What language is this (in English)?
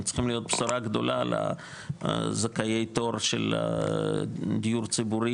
Hebrew